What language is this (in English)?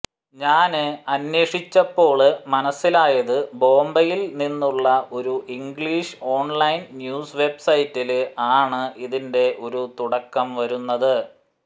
Malayalam